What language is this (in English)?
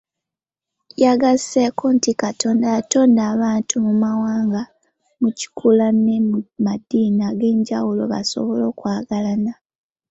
Ganda